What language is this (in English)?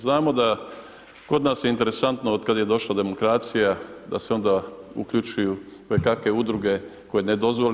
Croatian